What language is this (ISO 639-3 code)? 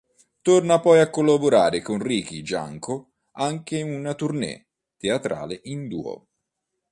ita